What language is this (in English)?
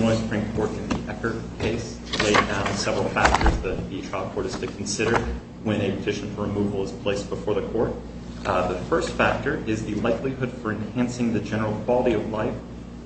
English